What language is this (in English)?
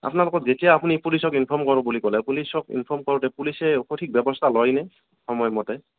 Assamese